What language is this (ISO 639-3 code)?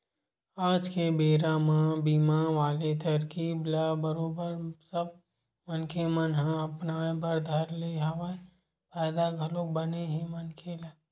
hne